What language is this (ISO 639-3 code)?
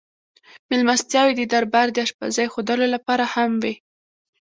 pus